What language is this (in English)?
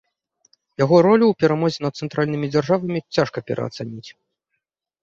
Belarusian